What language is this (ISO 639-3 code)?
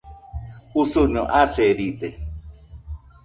hux